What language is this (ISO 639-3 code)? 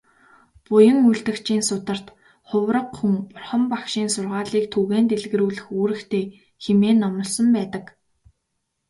mon